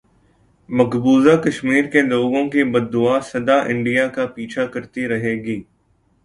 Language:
Urdu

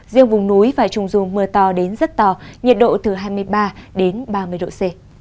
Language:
Vietnamese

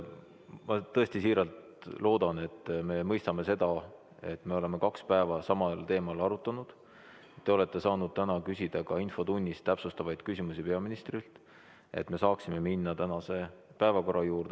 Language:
Estonian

